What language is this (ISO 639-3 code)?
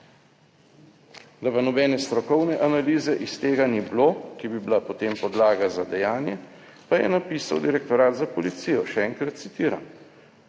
slv